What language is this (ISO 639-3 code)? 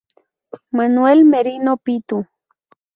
spa